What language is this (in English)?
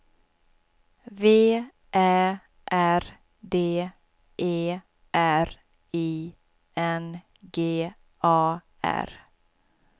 Swedish